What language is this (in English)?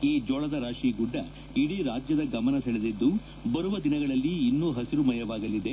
Kannada